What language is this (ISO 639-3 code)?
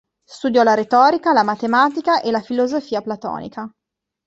ita